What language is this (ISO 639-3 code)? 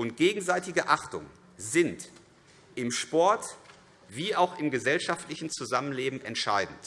deu